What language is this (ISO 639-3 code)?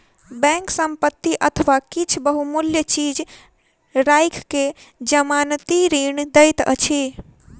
mai